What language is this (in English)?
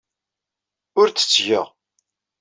Kabyle